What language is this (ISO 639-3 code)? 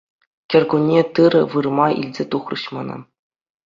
chv